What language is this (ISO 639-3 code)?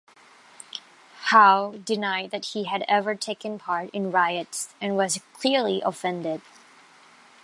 eng